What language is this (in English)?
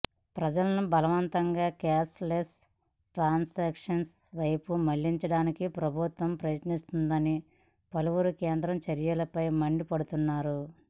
Telugu